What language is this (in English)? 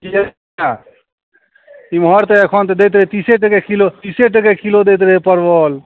Maithili